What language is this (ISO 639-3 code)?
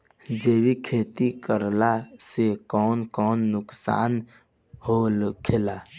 bho